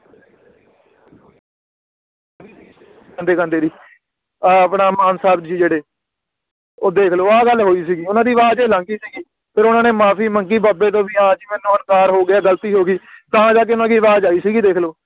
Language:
Punjabi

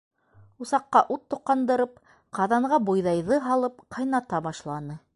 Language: Bashkir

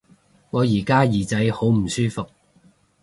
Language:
Cantonese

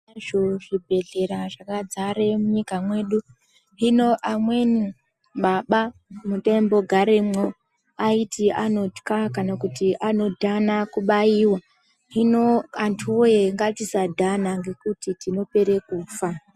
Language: Ndau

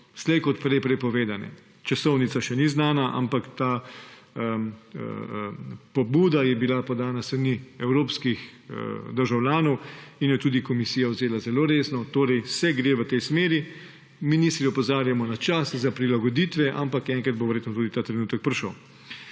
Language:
Slovenian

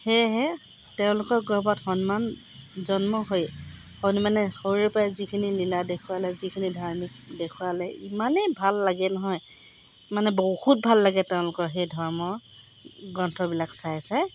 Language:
Assamese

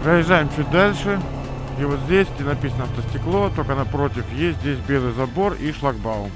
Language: Russian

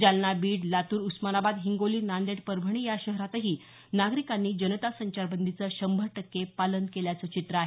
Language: Marathi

